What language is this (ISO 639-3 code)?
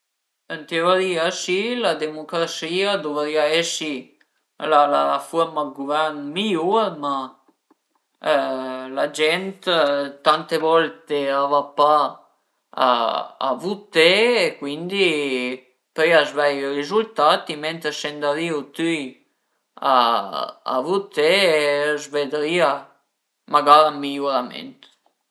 pms